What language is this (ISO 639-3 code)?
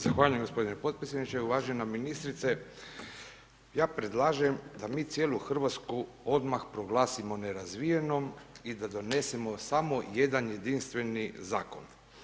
hrv